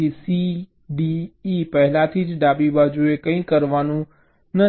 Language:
Gujarati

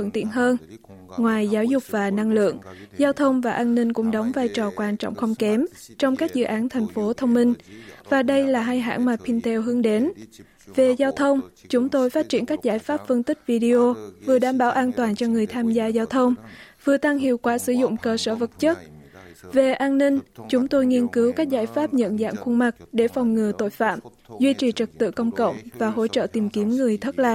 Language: Vietnamese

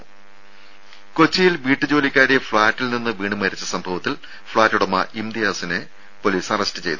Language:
Malayalam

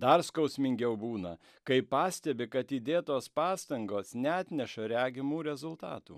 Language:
Lithuanian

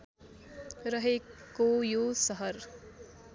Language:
Nepali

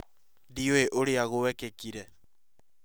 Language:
Kikuyu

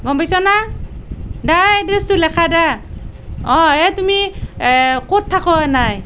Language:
Assamese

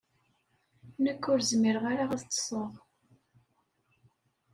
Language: Kabyle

